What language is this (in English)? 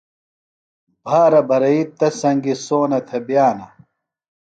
Phalura